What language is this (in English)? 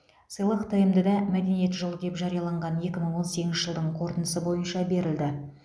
Kazakh